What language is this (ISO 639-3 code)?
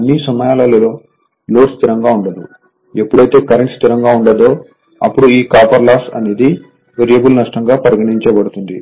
tel